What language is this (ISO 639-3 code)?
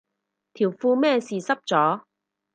yue